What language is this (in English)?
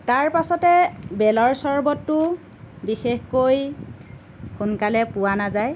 Assamese